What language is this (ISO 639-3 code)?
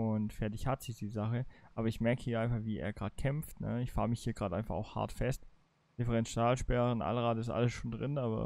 deu